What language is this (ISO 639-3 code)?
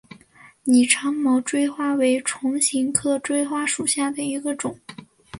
zho